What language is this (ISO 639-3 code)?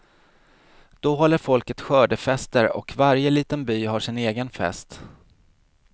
swe